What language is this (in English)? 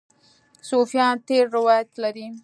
Pashto